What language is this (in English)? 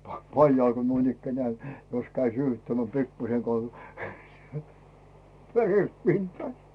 Finnish